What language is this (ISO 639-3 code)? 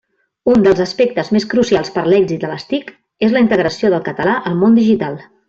cat